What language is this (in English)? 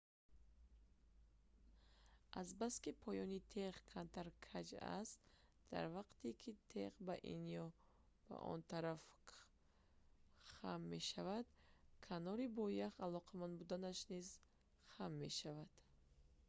Tajik